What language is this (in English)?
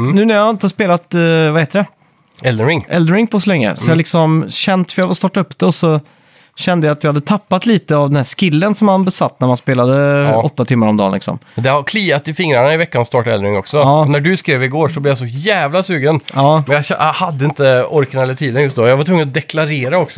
Swedish